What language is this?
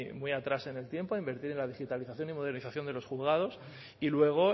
Spanish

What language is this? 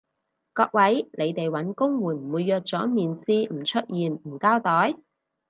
Cantonese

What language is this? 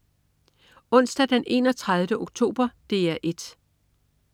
Danish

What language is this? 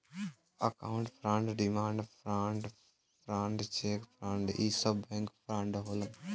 Bhojpuri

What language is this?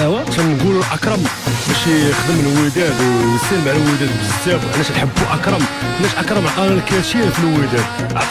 French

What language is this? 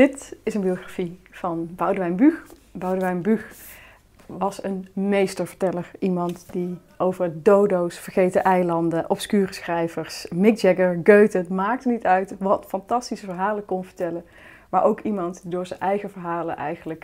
Dutch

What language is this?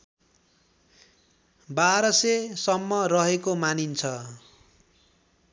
Nepali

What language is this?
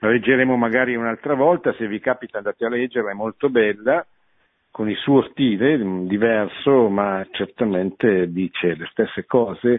Italian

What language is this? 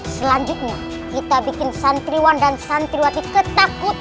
Indonesian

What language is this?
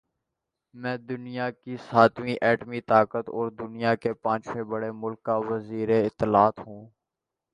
Urdu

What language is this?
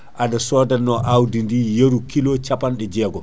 Fula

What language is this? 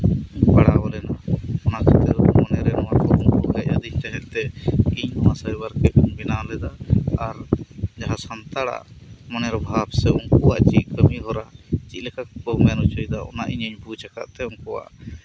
Santali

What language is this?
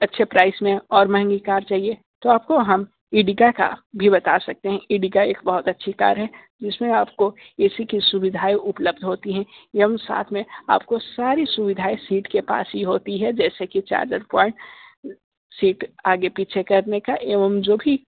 Hindi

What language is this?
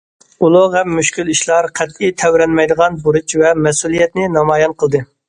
Uyghur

